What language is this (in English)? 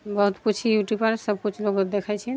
Maithili